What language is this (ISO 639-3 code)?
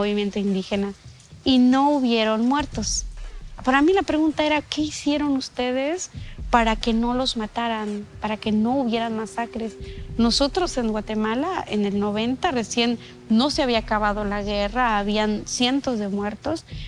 spa